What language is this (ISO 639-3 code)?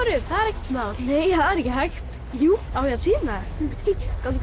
isl